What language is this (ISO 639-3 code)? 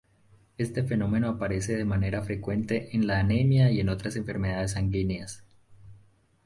spa